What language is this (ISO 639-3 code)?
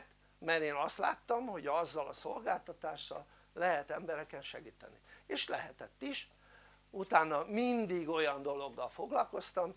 hun